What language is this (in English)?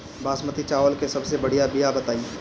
Bhojpuri